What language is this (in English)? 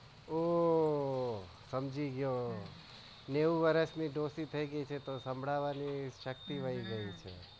Gujarati